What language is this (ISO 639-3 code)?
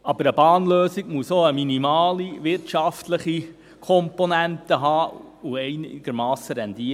gsw